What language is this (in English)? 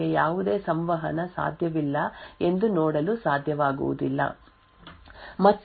Kannada